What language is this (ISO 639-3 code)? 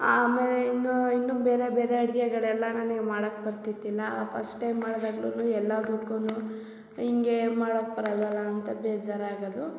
kan